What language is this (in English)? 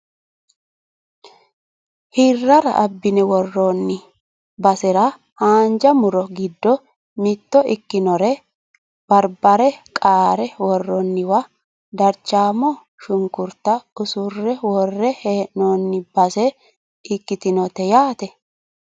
Sidamo